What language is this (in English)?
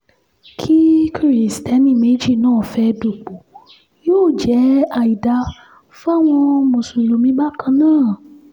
Yoruba